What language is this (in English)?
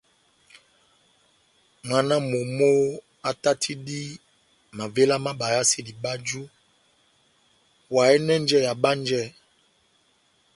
Batanga